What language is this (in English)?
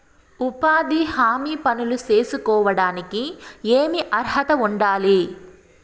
Telugu